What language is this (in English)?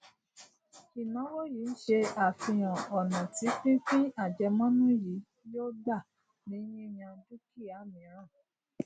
Yoruba